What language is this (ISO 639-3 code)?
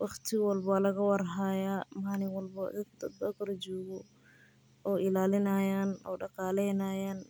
som